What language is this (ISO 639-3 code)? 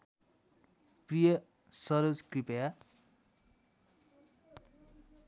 nep